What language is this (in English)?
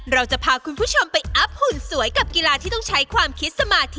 Thai